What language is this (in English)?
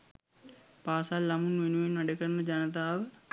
Sinhala